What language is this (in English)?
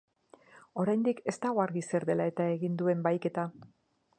Basque